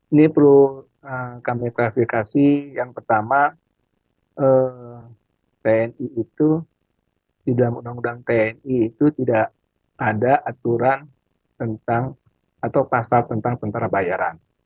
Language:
Indonesian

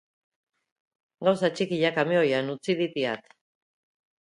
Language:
Basque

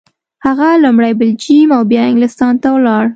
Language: Pashto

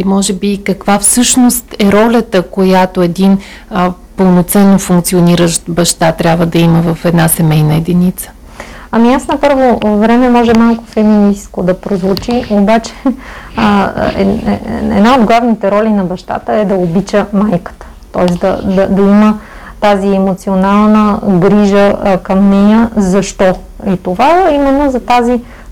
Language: Bulgarian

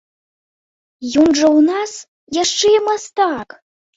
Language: Belarusian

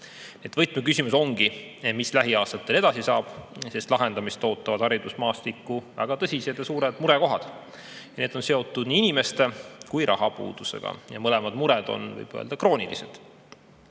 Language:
Estonian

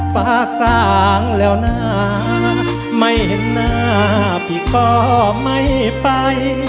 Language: Thai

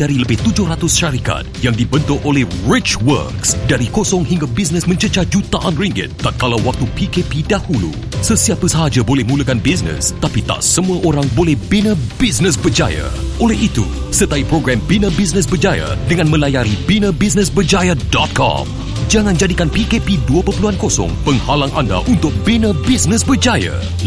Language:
Malay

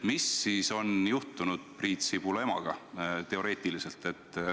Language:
Estonian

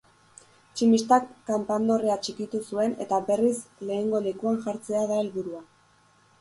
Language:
Basque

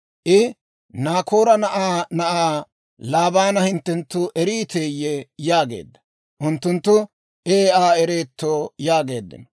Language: Dawro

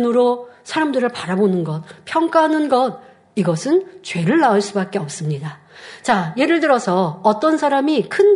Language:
Korean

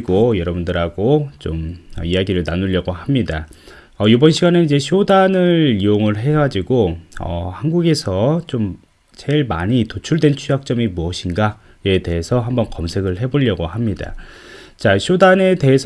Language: Korean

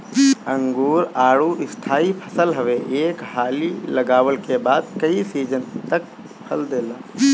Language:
Bhojpuri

